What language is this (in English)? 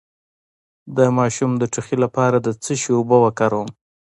Pashto